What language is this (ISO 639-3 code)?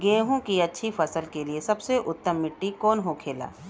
bho